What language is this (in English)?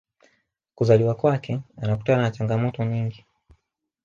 Swahili